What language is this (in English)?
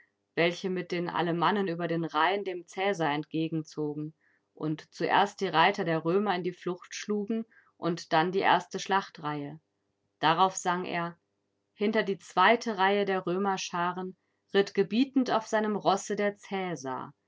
German